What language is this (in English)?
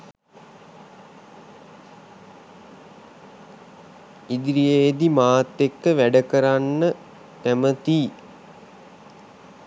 Sinhala